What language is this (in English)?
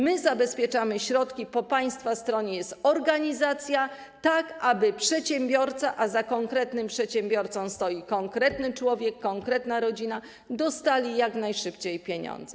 Polish